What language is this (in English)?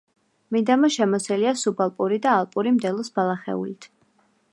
Georgian